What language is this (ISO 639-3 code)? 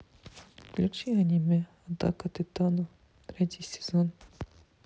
rus